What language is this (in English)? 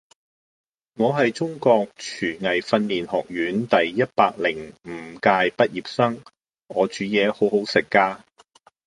Cantonese